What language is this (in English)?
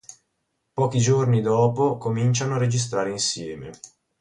Italian